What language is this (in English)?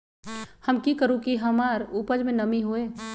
Magahi